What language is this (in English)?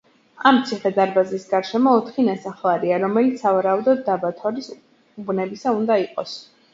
Georgian